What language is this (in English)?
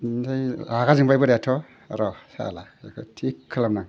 Bodo